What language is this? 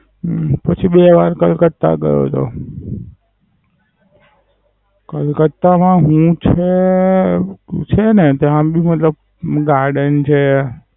Gujarati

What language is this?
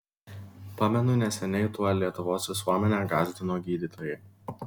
Lithuanian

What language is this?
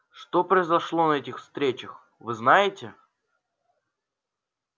Russian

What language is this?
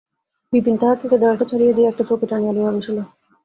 Bangla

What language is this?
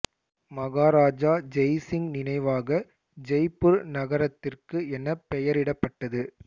Tamil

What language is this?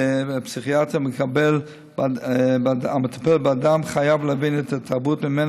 Hebrew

